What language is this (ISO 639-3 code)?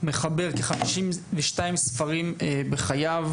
heb